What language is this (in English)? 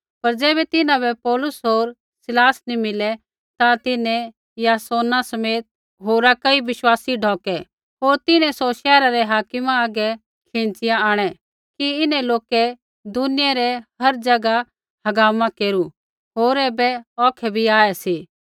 Kullu Pahari